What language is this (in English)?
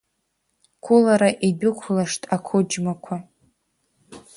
Abkhazian